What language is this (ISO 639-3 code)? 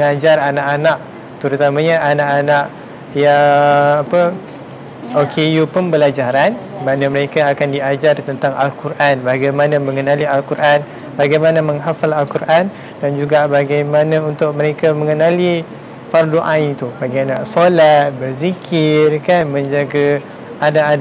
msa